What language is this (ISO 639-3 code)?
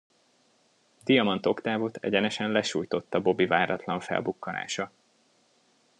hun